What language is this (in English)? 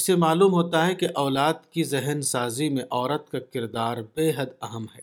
Urdu